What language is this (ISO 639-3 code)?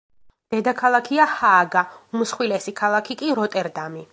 kat